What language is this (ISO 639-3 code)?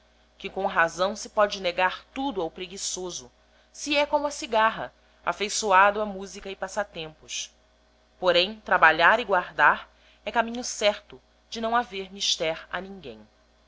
por